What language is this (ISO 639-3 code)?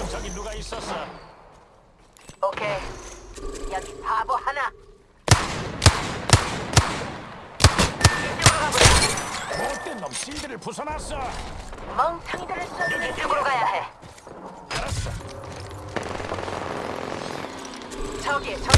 kor